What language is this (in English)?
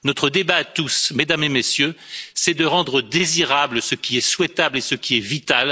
French